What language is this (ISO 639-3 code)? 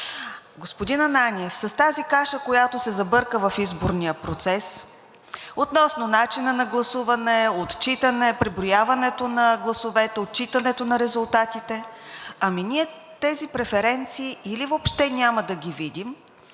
bul